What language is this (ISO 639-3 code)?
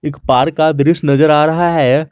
hin